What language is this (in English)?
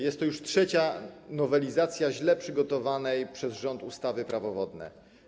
Polish